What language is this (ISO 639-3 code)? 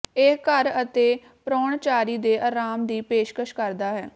pan